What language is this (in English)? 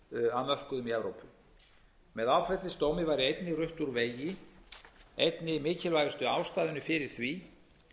Icelandic